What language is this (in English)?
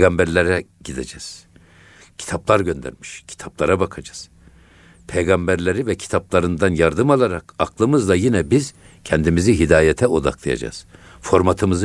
Turkish